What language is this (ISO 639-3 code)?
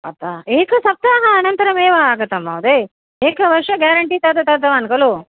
san